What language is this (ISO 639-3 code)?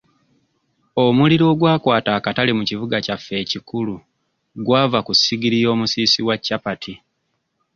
lug